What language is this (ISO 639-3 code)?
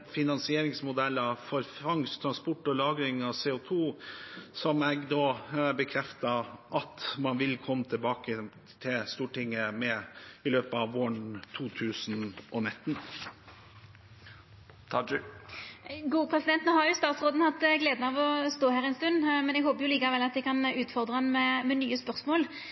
nor